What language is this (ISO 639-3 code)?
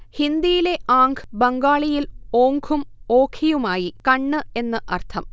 mal